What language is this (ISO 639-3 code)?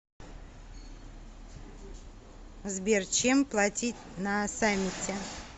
rus